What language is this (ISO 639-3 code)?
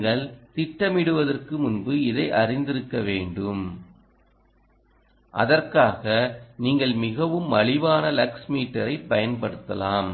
tam